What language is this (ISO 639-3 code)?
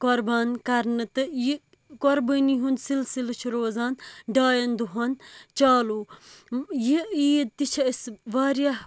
kas